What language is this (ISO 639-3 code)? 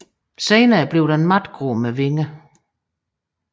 dan